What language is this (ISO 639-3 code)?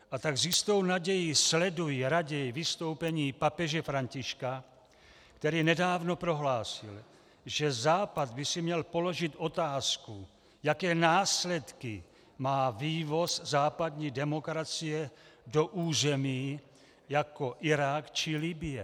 ces